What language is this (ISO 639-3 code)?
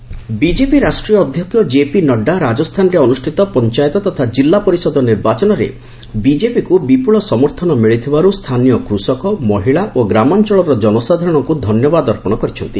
ori